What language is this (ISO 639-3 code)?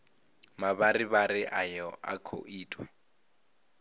ven